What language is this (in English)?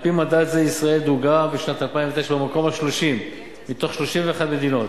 Hebrew